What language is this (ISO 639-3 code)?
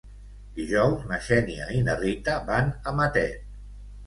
cat